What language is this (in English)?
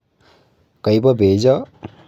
Kalenjin